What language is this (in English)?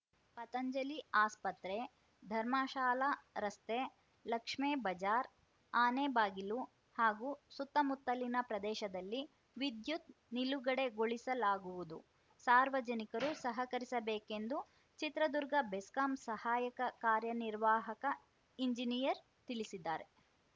Kannada